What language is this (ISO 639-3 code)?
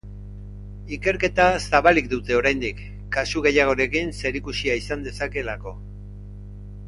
eus